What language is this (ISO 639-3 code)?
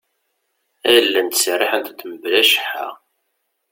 kab